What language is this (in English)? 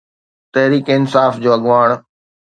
Sindhi